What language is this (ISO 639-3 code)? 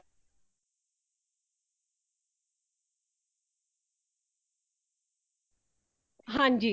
pan